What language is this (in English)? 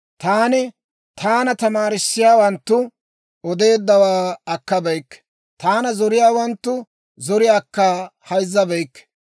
Dawro